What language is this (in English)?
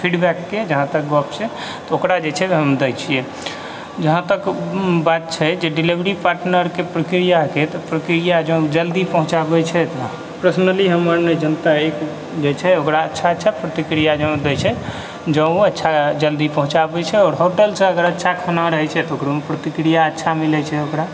Maithili